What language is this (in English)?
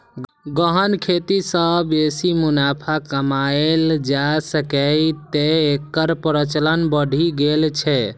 Maithili